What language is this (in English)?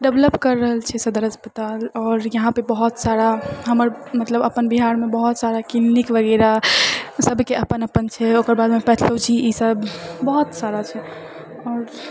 Maithili